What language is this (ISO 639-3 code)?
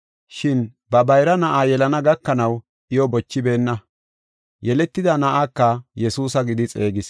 gof